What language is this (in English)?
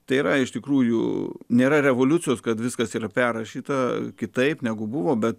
Lithuanian